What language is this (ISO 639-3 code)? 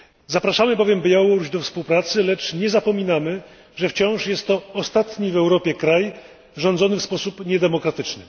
pol